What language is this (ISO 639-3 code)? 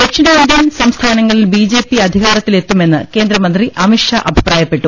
mal